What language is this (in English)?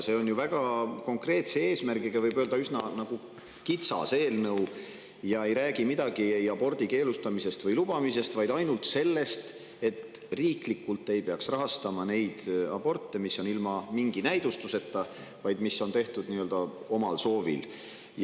Estonian